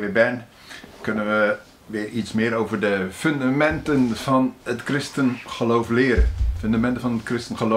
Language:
Dutch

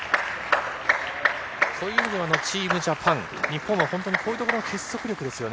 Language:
Japanese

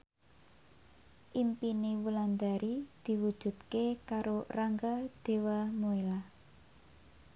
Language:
Javanese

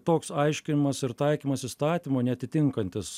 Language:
Lithuanian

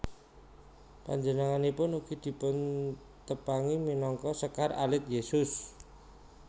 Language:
Javanese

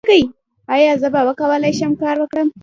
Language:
Pashto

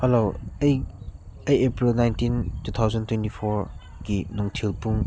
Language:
Manipuri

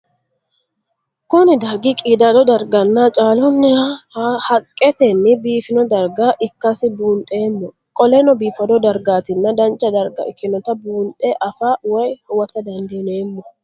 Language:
Sidamo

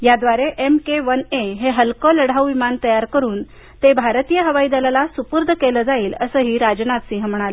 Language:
Marathi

